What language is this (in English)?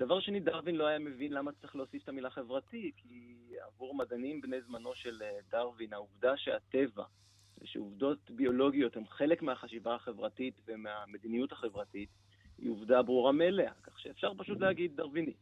Hebrew